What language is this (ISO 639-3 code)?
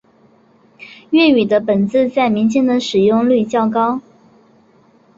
zho